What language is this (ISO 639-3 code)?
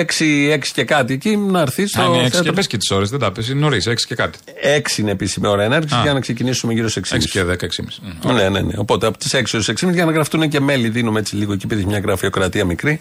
ell